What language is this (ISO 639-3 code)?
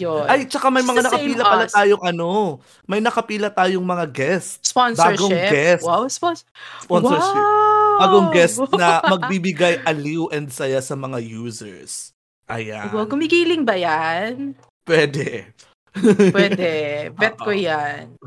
fil